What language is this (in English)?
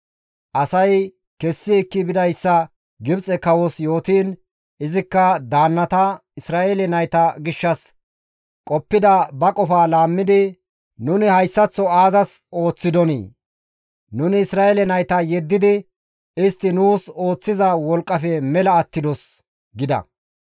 Gamo